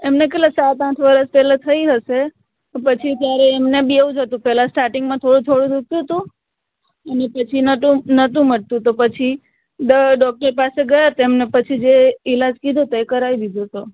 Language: Gujarati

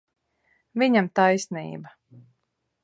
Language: Latvian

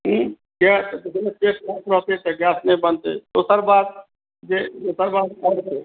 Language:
Maithili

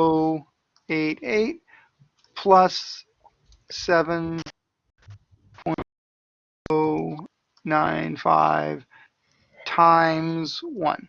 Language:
English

